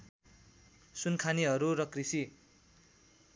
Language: Nepali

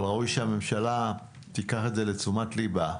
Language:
Hebrew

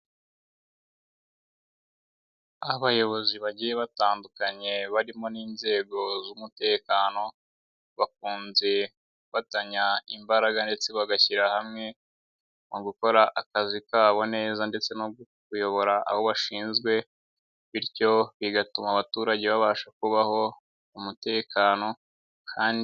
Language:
Kinyarwanda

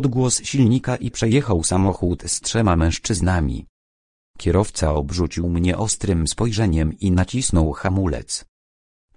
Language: Polish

